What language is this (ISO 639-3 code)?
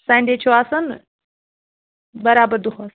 kas